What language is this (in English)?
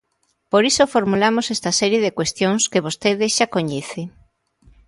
Galician